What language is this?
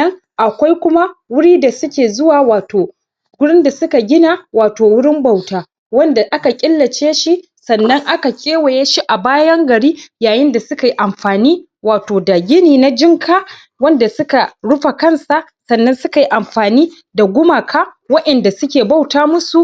Hausa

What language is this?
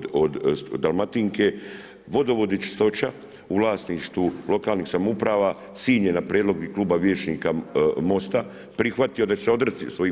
Croatian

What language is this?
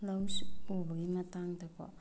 Manipuri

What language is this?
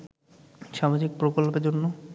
Bangla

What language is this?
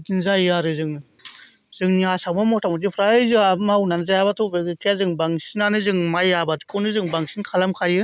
Bodo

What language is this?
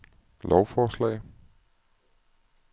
Danish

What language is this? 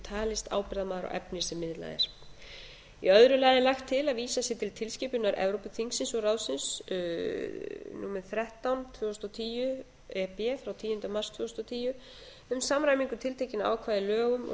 Icelandic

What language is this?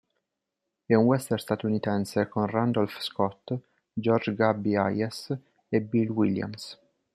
Italian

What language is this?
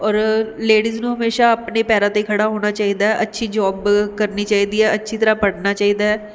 Punjabi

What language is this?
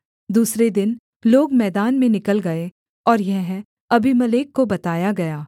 Hindi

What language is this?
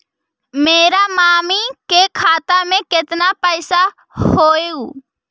Magahi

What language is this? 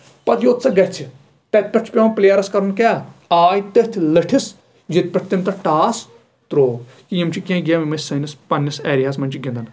Kashmiri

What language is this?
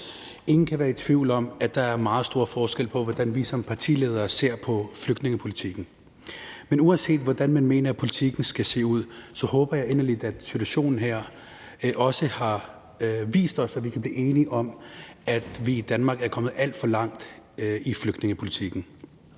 Danish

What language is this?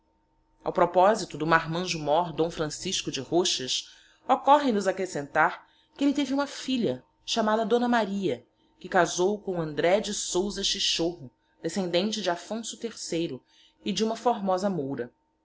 Portuguese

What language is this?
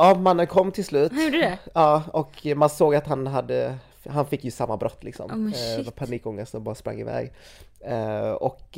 Swedish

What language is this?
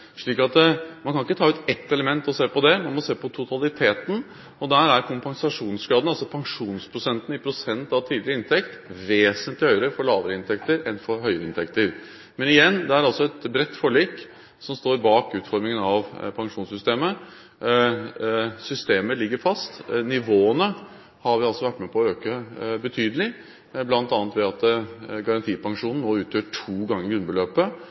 Norwegian Bokmål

